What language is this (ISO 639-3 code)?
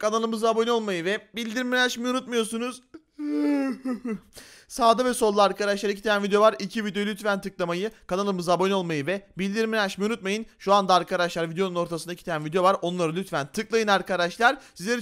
tur